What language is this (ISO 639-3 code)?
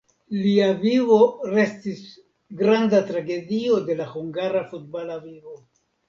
epo